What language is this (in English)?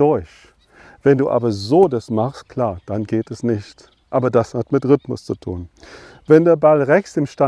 German